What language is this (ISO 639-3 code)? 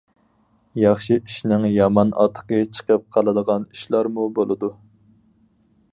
uig